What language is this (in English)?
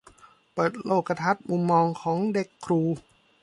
Thai